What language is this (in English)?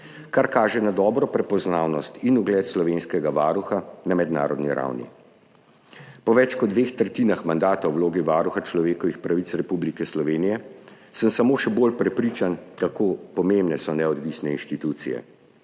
Slovenian